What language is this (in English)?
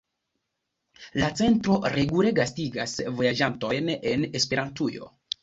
Esperanto